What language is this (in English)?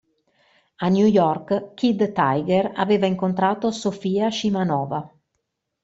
Italian